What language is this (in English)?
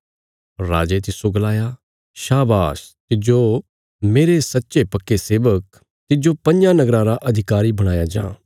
Bilaspuri